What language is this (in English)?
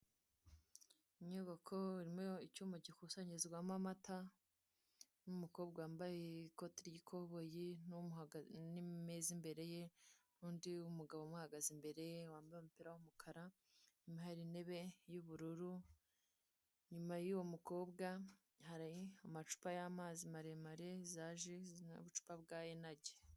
Kinyarwanda